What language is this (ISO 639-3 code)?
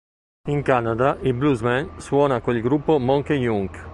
ita